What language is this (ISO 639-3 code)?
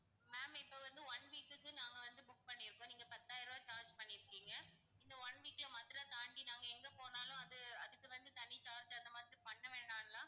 tam